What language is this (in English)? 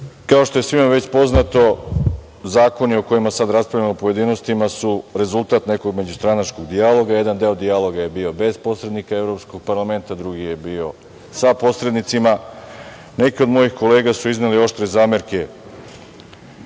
Serbian